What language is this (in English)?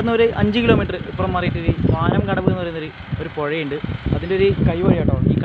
Thai